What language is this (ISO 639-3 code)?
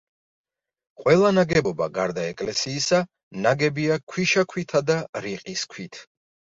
kat